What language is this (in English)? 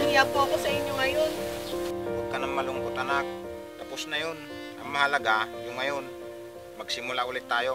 Filipino